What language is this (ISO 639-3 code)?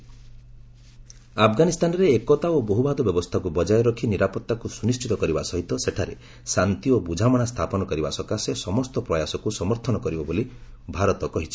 ori